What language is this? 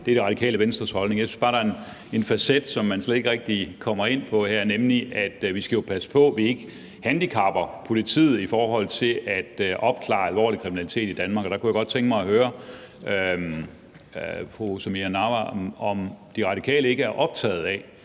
Danish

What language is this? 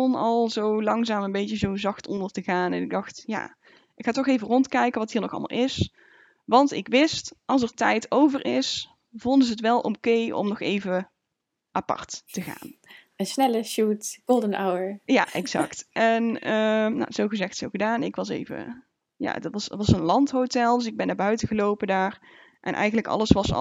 Dutch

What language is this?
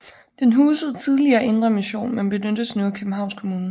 Danish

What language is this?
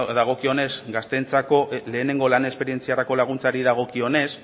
Basque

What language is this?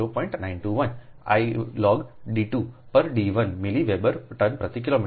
Gujarati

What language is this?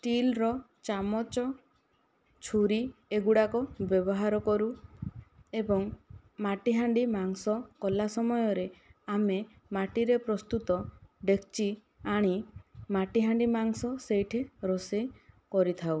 Odia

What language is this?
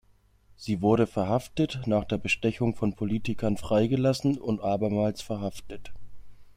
German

